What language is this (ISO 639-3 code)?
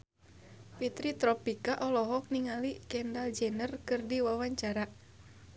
sun